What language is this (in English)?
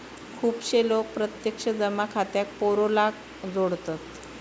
Marathi